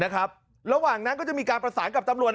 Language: Thai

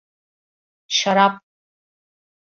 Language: Turkish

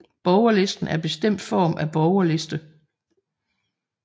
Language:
Danish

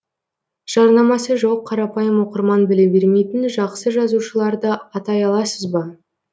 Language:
Kazakh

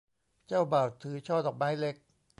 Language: Thai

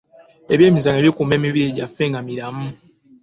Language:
Ganda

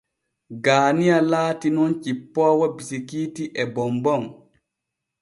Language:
Borgu Fulfulde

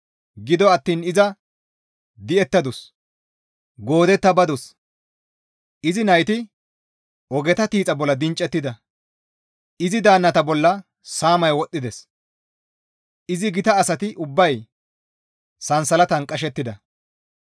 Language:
Gamo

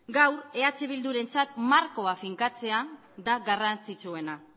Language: Basque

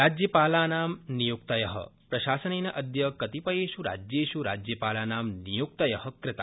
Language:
Sanskrit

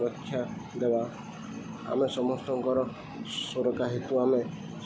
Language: Odia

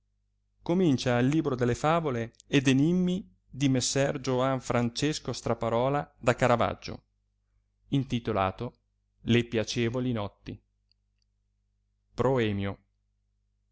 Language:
Italian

